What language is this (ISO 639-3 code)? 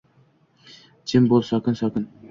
uzb